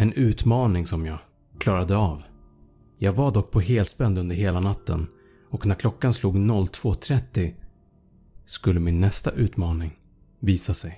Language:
Swedish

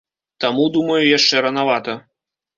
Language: Belarusian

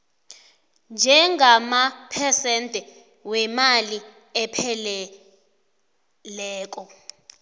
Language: South Ndebele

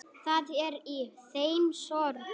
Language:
Icelandic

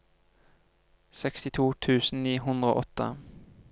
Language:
Norwegian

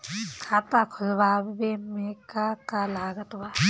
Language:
Bhojpuri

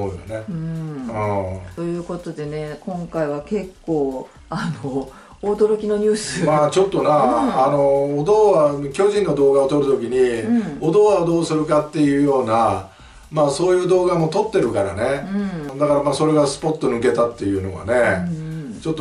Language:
Japanese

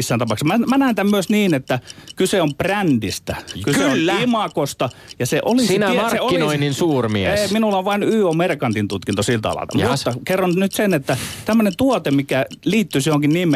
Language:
Finnish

